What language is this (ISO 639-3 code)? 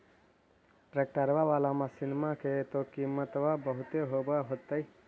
mag